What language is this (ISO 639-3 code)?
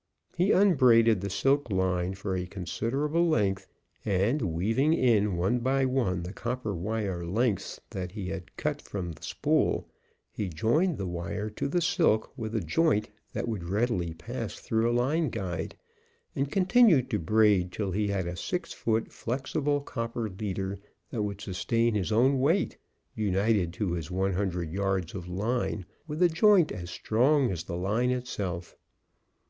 eng